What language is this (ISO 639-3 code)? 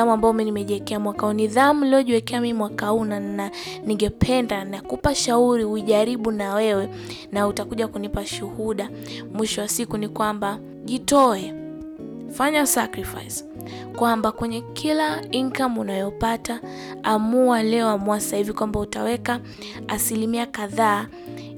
swa